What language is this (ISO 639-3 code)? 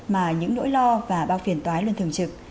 vie